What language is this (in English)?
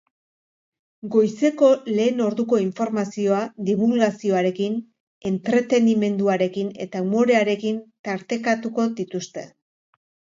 Basque